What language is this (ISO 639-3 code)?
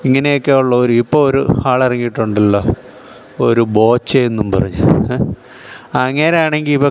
mal